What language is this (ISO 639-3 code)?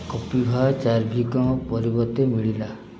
ori